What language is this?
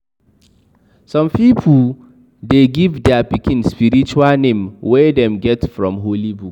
Nigerian Pidgin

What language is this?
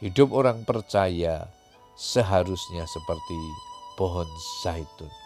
Indonesian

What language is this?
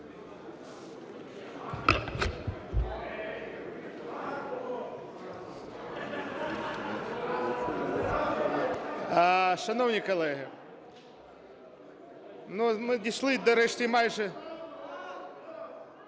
Ukrainian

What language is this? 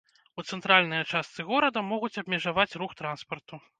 Belarusian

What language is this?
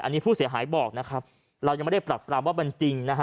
Thai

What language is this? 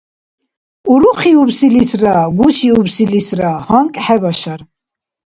Dargwa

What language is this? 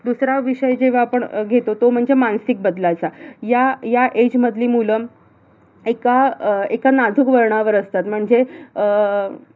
Marathi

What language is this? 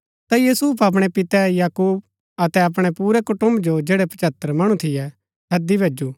Gaddi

